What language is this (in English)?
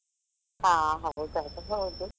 Kannada